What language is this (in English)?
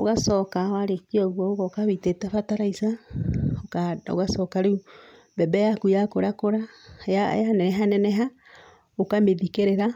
Kikuyu